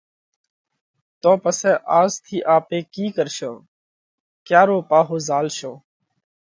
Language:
Parkari Koli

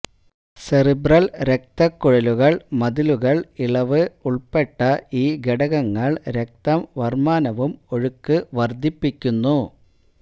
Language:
Malayalam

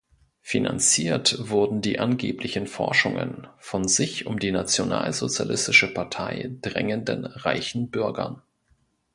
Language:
German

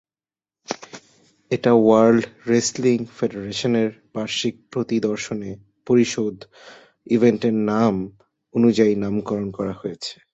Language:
Bangla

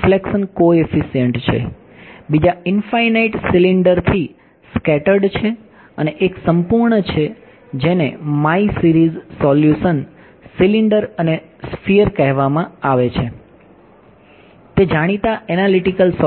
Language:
Gujarati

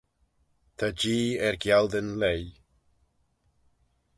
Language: Manx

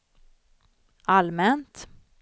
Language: Swedish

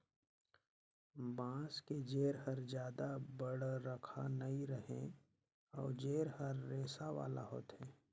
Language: Chhattisgarhi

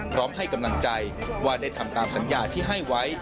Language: Thai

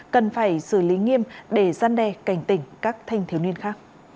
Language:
Vietnamese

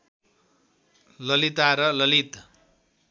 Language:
Nepali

